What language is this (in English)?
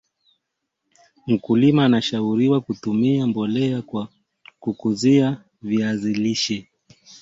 Swahili